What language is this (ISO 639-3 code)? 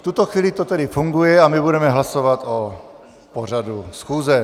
ces